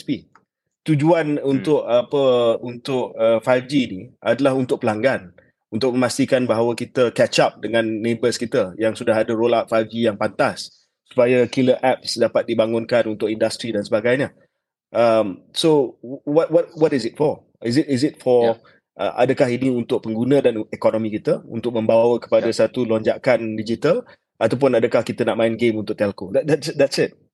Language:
Malay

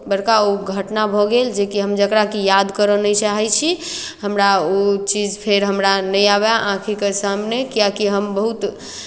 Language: Maithili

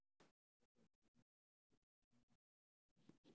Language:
Somali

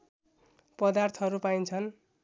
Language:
Nepali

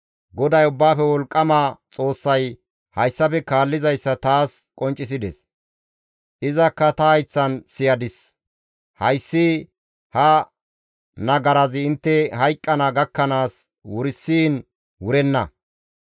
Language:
Gamo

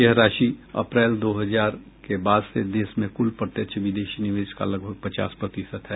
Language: Hindi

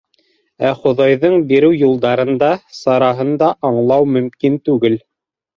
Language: Bashkir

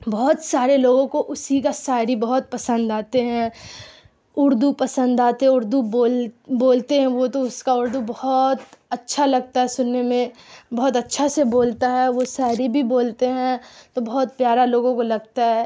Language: Urdu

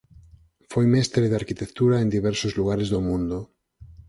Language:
Galician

